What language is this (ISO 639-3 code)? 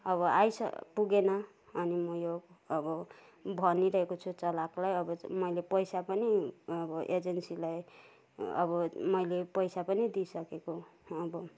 nep